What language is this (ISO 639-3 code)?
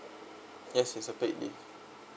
eng